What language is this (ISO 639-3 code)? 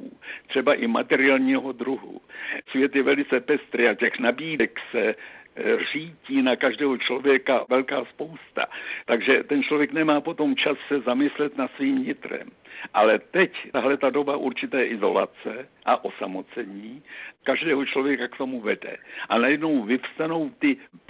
ces